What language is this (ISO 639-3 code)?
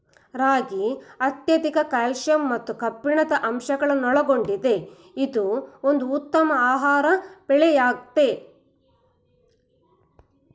kan